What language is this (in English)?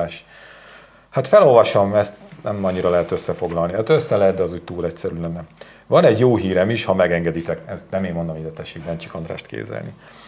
Hungarian